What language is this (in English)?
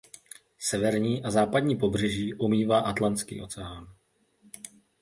Czech